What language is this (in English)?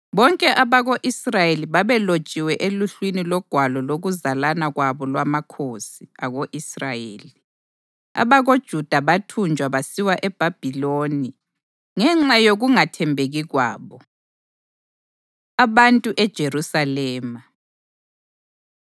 North Ndebele